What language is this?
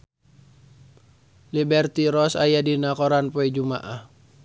Sundanese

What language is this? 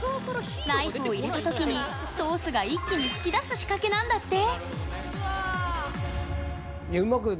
Japanese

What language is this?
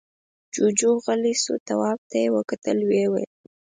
Pashto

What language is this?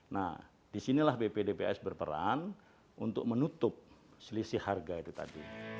Indonesian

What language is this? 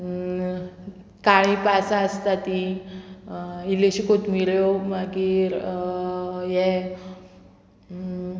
Konkani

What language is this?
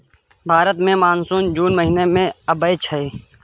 Maithili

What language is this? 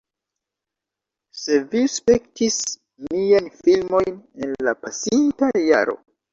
Esperanto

